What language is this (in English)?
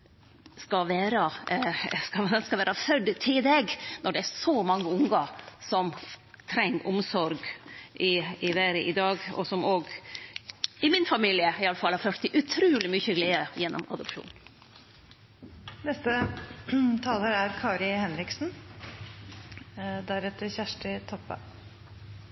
Norwegian